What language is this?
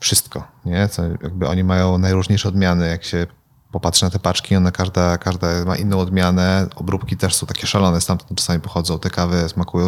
Polish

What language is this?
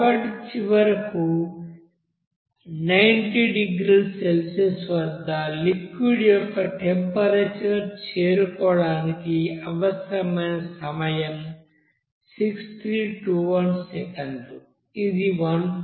Telugu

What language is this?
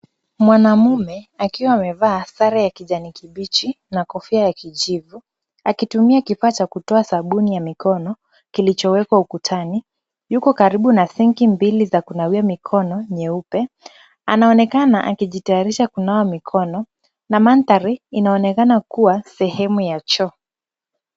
Swahili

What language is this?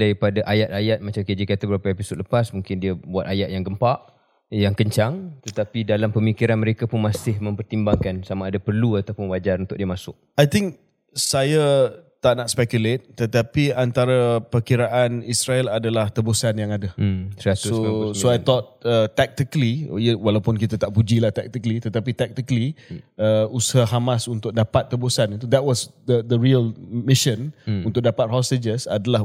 Malay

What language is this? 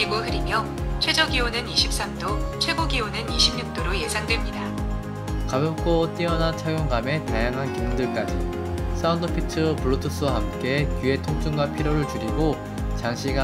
Korean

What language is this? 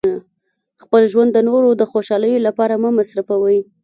Pashto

